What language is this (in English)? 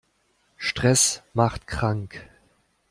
German